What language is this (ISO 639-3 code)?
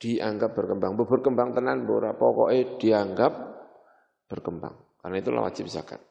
ind